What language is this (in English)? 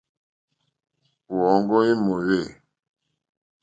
Mokpwe